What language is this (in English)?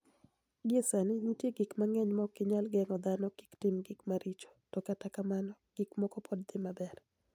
Luo (Kenya and Tanzania)